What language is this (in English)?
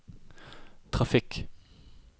Norwegian